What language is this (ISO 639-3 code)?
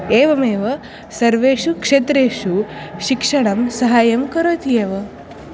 san